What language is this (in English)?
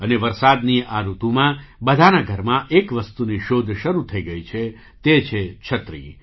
Gujarati